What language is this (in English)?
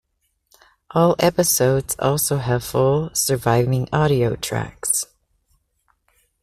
English